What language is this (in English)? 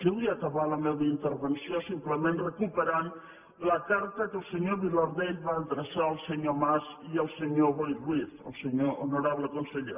Catalan